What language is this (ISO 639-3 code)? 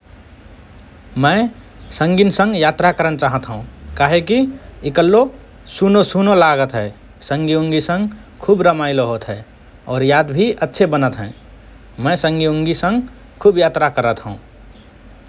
thr